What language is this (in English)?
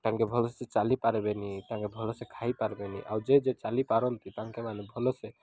Odia